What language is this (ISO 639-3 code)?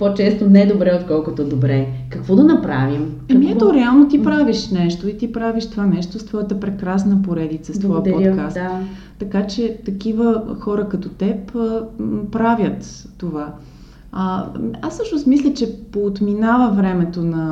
bul